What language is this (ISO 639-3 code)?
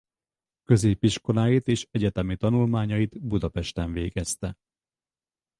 hun